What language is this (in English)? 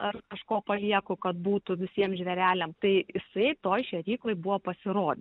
Lithuanian